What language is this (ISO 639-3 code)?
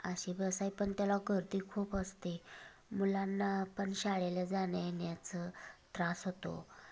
mar